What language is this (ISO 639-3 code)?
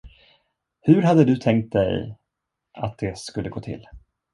swe